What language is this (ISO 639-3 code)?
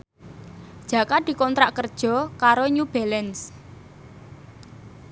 jav